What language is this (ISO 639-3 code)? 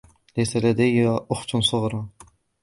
ara